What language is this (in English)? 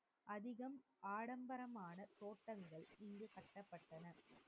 Tamil